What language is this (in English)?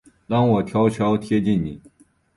Chinese